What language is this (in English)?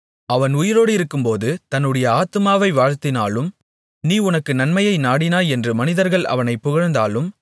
Tamil